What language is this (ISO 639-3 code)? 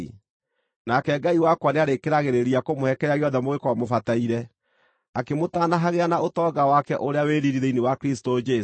kik